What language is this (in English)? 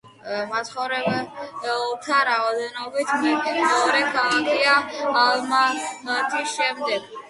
Georgian